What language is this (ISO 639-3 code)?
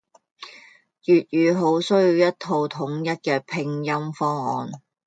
yue